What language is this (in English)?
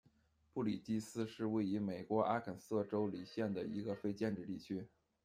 Chinese